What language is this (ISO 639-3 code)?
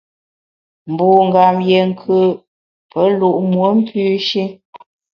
bax